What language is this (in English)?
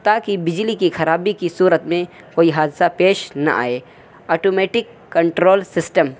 Urdu